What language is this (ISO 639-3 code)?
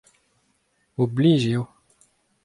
bre